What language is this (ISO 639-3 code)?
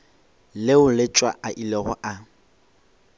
nso